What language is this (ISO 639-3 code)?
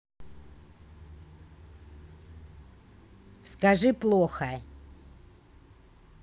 rus